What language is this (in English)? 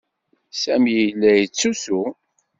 Kabyle